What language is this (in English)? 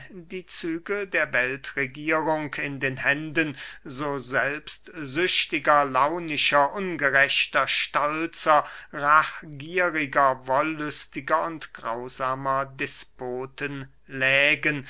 German